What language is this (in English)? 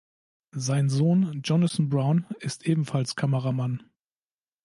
German